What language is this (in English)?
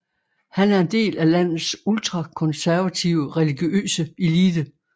Danish